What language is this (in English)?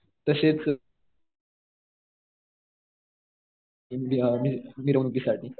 Marathi